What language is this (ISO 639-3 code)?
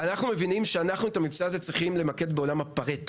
heb